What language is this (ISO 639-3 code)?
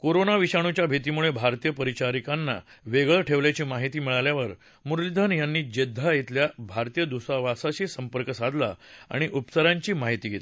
mar